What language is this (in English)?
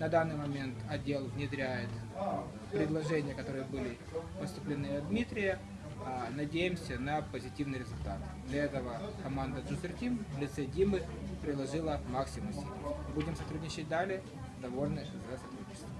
Russian